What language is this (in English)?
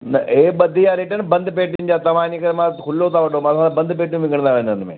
Sindhi